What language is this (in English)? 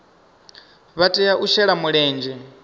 Venda